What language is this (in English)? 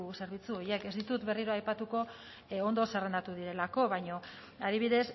Basque